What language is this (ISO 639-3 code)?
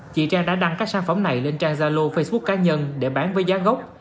vie